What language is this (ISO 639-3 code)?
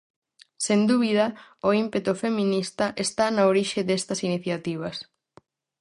glg